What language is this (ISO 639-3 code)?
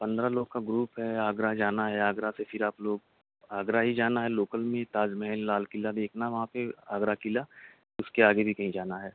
urd